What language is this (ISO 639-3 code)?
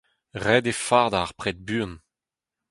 bre